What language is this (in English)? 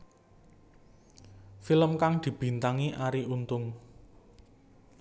Javanese